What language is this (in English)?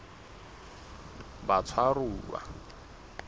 Southern Sotho